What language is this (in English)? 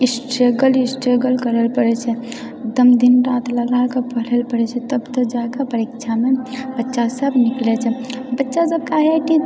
Maithili